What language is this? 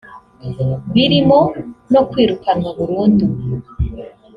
Kinyarwanda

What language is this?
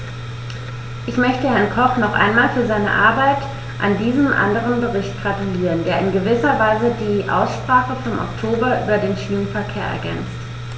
German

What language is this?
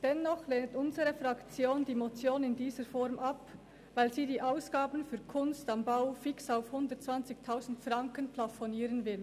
Swiss German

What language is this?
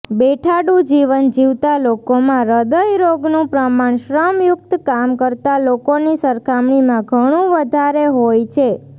Gujarati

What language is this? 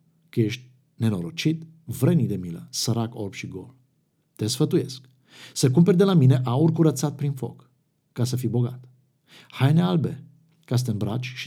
Romanian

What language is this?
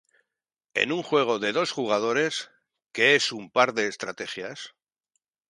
Spanish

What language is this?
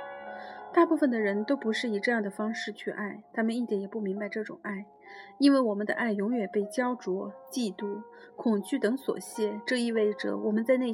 Chinese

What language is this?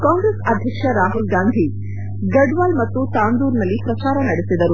Kannada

